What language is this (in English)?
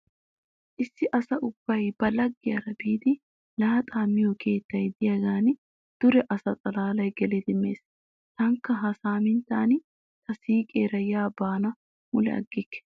Wolaytta